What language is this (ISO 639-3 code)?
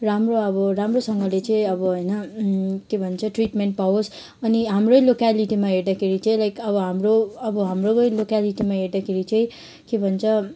nep